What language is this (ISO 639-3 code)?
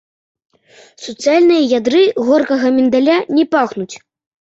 bel